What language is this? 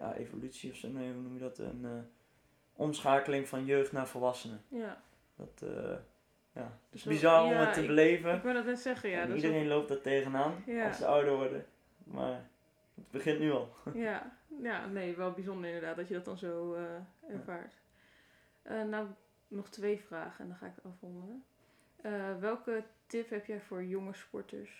Dutch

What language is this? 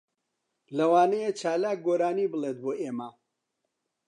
Central Kurdish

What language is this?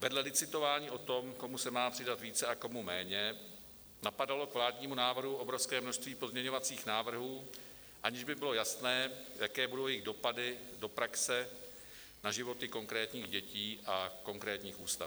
Czech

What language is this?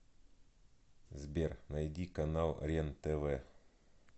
Russian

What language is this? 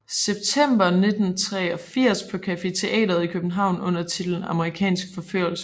Danish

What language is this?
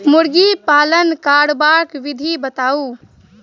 Maithili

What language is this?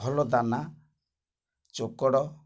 Odia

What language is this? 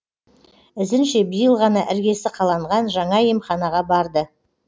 Kazakh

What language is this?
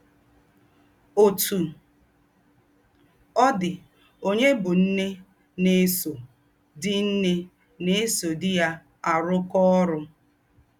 Igbo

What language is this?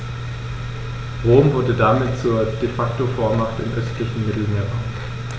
German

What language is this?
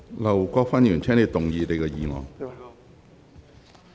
Cantonese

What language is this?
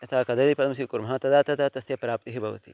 Sanskrit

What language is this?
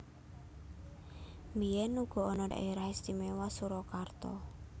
Javanese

